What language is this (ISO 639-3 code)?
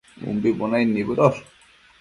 mcf